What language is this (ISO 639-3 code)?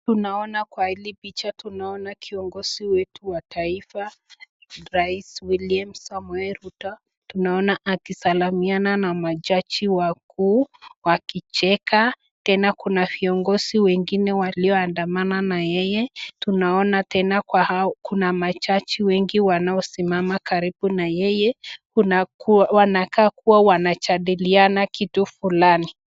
swa